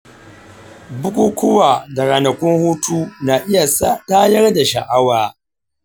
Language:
Hausa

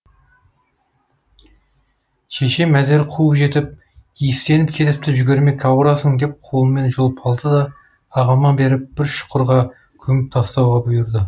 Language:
Kazakh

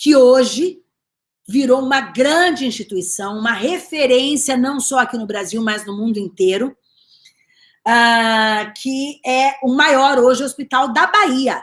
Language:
Portuguese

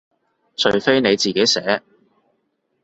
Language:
Cantonese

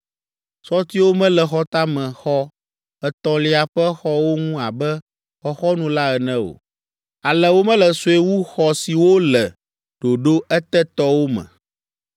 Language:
Ewe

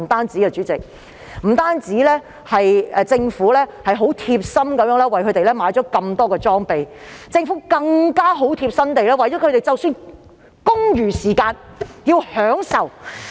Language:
Cantonese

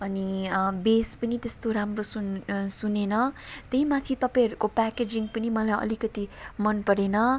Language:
Nepali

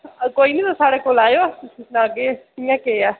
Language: Dogri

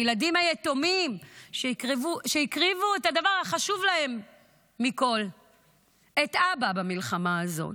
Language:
Hebrew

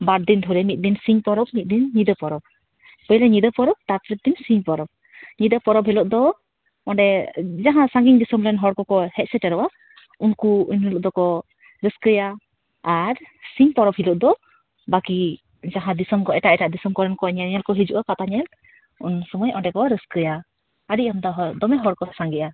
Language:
Santali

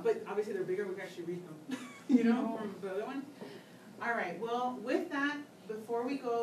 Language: English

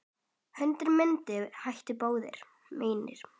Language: Icelandic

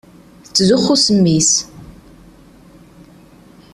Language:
Kabyle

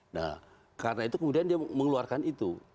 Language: Indonesian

